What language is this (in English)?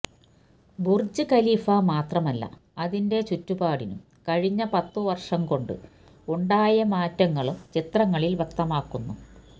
Malayalam